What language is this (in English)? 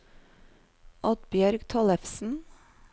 Norwegian